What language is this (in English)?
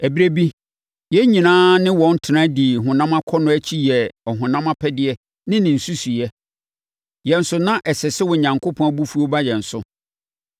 Akan